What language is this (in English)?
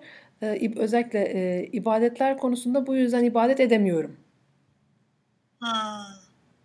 Turkish